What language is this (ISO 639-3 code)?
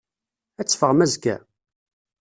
kab